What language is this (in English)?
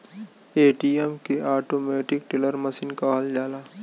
Bhojpuri